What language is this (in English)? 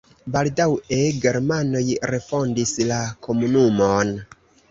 Esperanto